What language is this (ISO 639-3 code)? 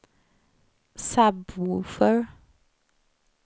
swe